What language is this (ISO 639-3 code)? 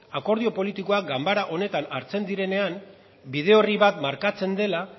eus